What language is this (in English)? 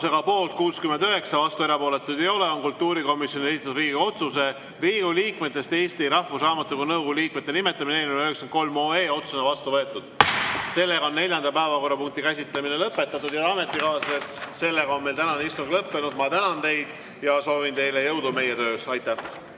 Estonian